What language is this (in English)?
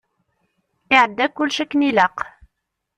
Kabyle